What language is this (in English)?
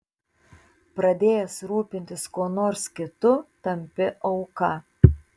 Lithuanian